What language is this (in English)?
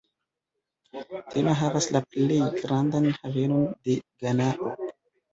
Esperanto